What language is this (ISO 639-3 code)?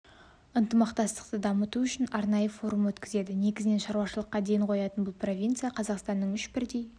kaz